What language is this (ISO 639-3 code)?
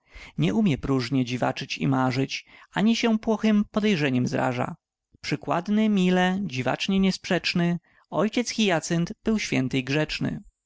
pol